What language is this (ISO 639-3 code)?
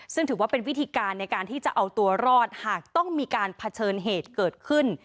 tha